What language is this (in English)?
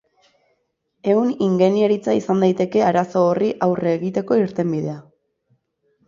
Basque